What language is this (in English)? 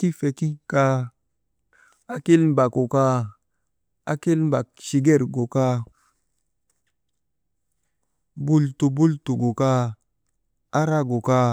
Maba